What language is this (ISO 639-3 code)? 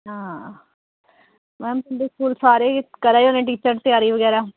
doi